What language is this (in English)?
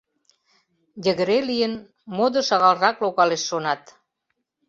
Mari